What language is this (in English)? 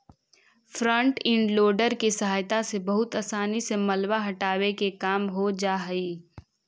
Magahi